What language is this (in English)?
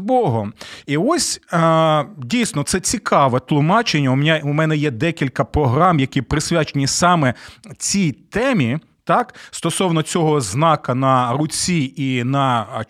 Ukrainian